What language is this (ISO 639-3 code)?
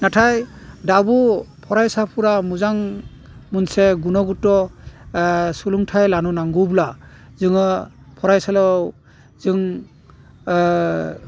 brx